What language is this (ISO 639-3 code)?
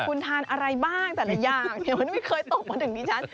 tha